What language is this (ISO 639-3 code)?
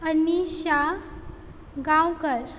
kok